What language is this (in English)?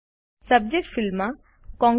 Gujarati